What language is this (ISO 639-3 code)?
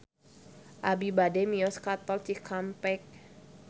sun